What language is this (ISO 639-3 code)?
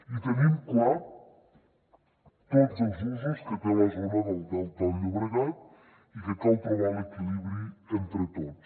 cat